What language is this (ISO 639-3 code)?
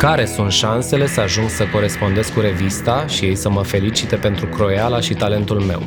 ron